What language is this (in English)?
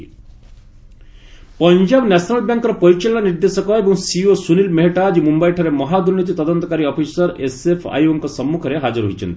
Odia